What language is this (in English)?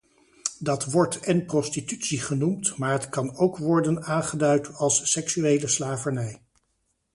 Dutch